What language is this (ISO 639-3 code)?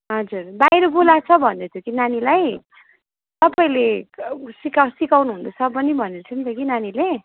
nep